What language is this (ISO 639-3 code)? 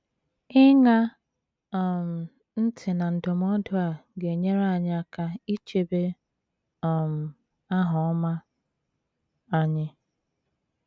ibo